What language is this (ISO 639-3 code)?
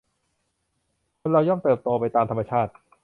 tha